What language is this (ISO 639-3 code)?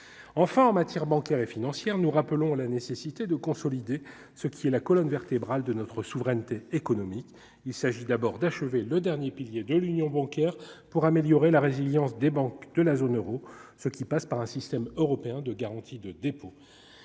fra